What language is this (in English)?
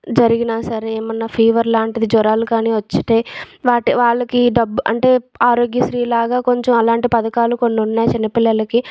Telugu